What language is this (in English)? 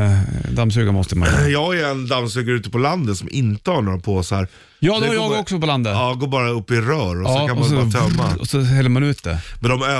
Swedish